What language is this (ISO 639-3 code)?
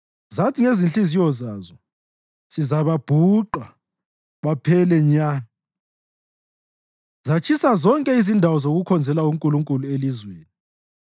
nde